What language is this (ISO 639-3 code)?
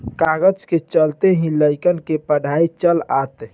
bho